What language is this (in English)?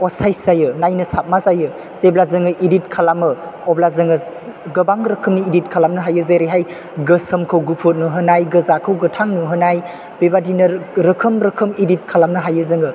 Bodo